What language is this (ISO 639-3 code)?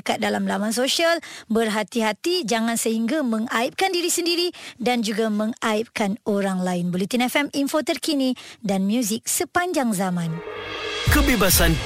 msa